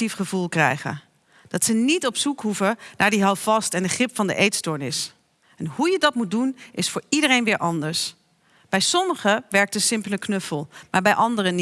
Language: Dutch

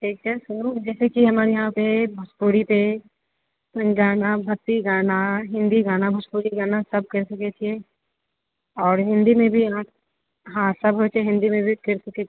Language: Maithili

